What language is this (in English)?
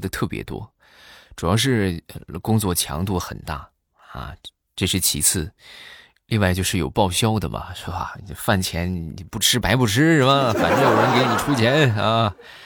Chinese